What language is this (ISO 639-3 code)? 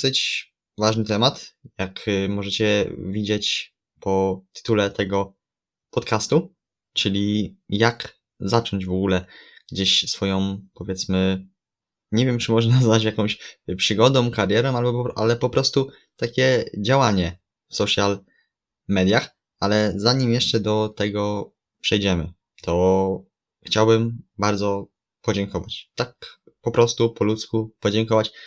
pol